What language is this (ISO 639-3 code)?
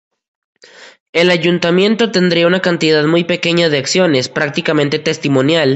spa